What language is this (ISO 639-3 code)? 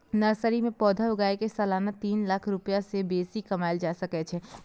mai